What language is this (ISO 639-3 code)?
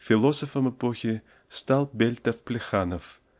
rus